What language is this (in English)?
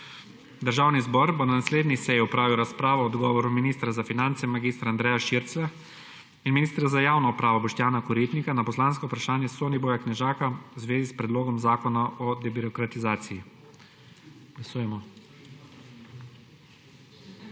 Slovenian